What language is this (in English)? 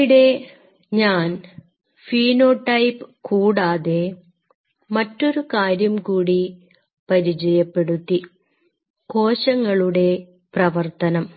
Malayalam